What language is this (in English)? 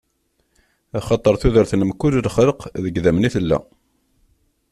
Kabyle